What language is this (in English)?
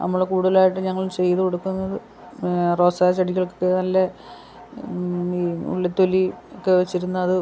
Malayalam